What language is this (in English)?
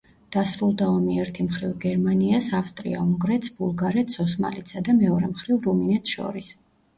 Georgian